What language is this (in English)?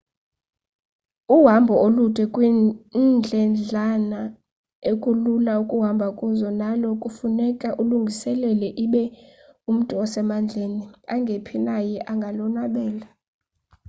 Xhosa